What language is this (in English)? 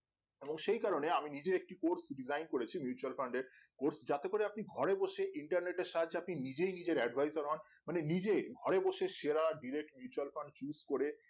Bangla